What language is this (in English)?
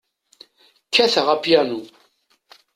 Kabyle